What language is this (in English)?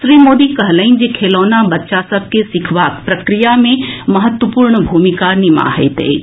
Maithili